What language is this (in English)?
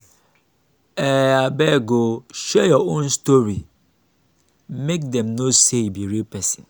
Nigerian Pidgin